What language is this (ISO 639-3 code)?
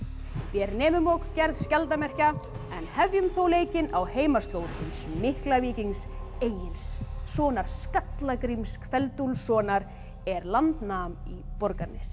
isl